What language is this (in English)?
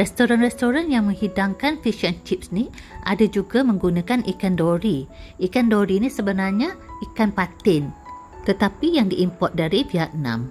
Malay